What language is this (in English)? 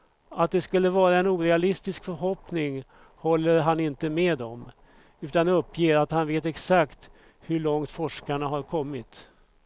Swedish